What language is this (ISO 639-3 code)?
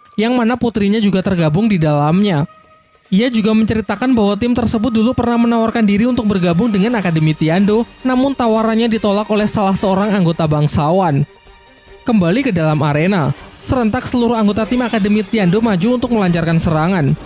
ind